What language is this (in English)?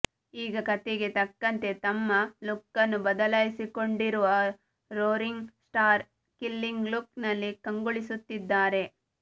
Kannada